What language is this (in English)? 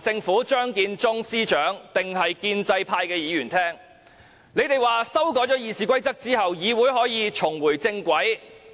Cantonese